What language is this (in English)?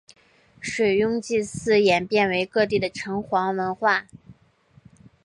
Chinese